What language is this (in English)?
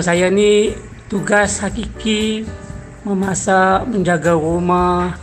Malay